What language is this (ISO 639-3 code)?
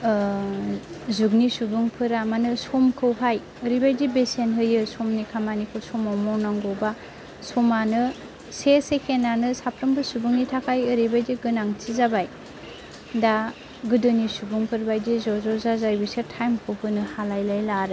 brx